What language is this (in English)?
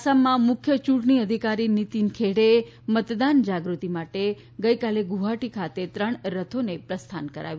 Gujarati